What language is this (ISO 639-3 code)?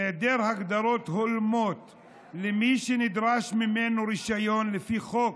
heb